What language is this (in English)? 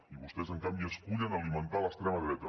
Catalan